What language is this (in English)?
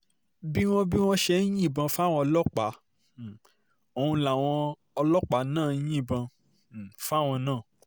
Yoruba